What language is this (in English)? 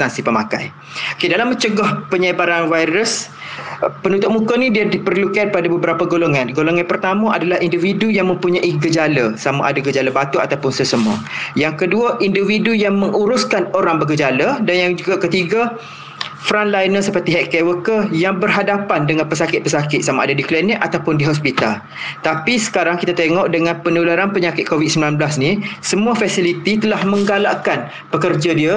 Malay